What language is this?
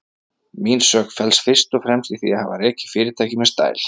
Icelandic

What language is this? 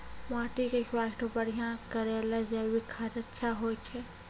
Maithili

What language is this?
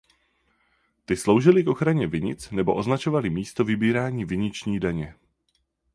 Czech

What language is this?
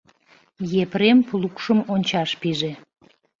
Mari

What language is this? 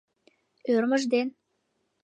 Mari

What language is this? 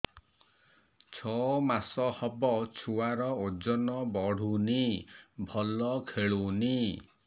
Odia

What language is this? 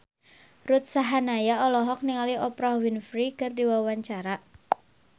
Sundanese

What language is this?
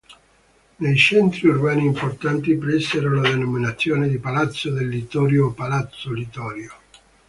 Italian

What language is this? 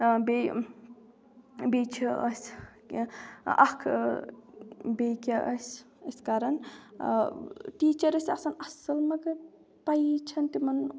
Kashmiri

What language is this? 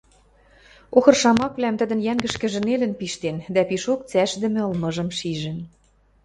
Western Mari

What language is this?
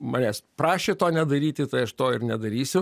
Lithuanian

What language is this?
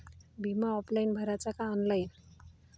Marathi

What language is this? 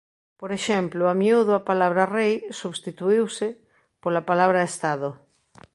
Galician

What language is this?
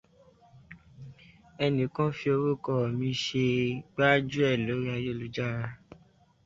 Yoruba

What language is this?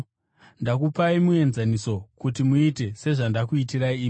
Shona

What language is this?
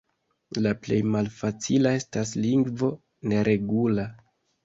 Esperanto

